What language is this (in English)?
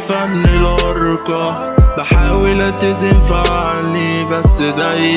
Arabic